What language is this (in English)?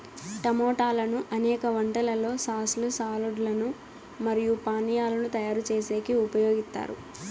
Telugu